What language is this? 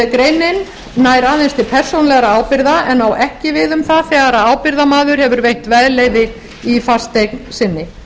Icelandic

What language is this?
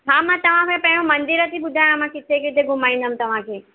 Sindhi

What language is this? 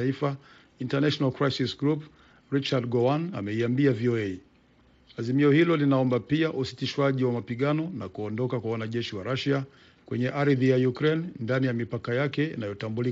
Swahili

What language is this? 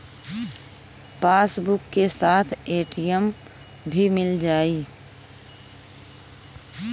Bhojpuri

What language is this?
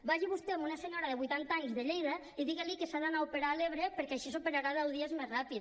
Catalan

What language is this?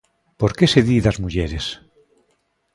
Galician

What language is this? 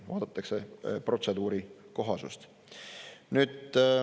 Estonian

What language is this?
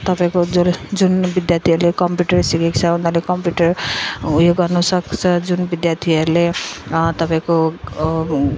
Nepali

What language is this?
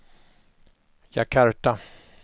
Swedish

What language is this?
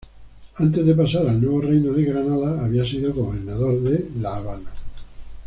Spanish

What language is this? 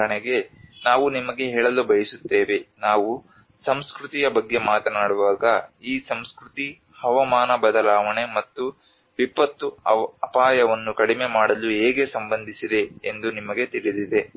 Kannada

